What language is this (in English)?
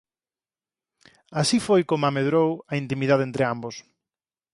Galician